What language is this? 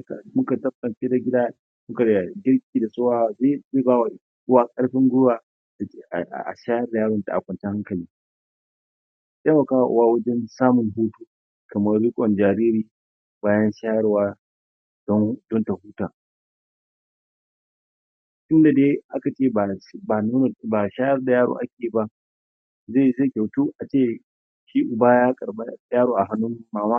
Hausa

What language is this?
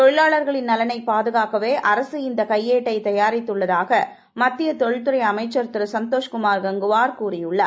Tamil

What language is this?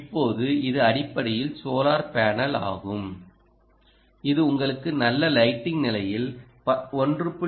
Tamil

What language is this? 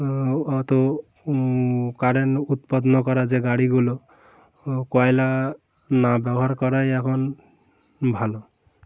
Bangla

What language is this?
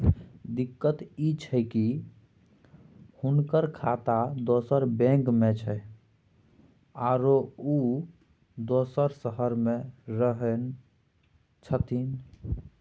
Maithili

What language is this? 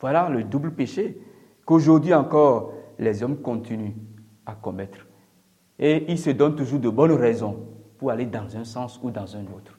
French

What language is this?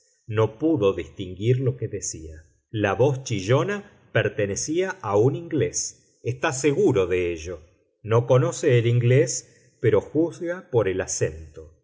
Spanish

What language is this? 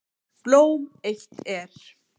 Icelandic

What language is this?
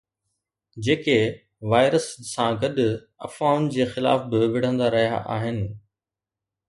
Sindhi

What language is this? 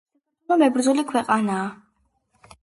Georgian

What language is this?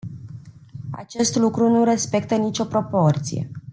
Romanian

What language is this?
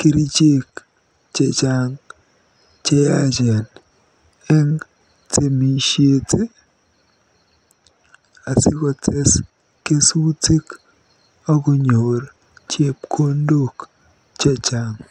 Kalenjin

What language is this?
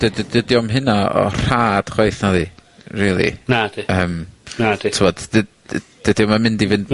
Welsh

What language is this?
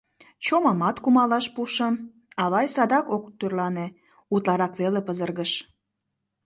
Mari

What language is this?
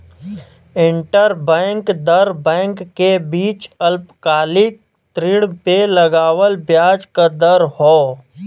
Bhojpuri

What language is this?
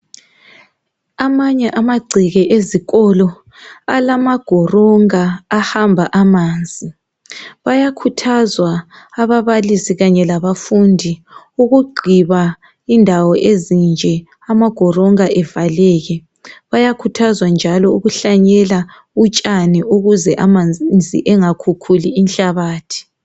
North Ndebele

